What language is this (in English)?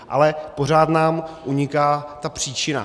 Czech